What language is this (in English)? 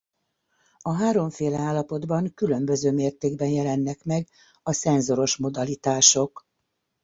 Hungarian